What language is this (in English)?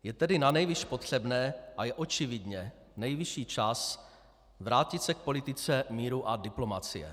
Czech